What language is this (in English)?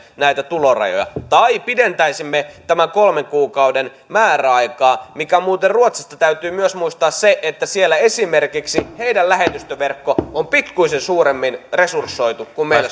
Finnish